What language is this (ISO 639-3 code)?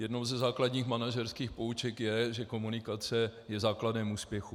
ces